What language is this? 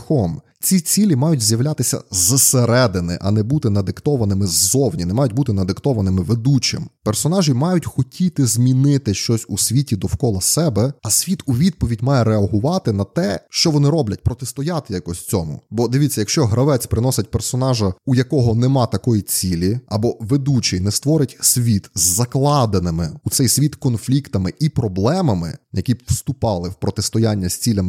Ukrainian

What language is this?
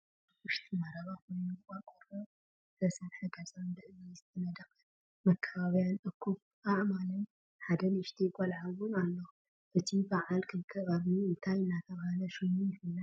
Tigrinya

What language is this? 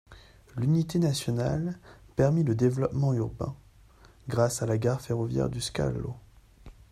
French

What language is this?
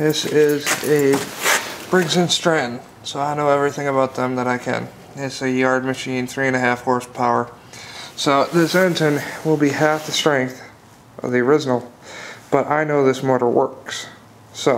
English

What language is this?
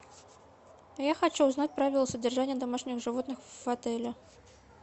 Russian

